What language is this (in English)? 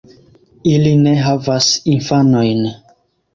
Esperanto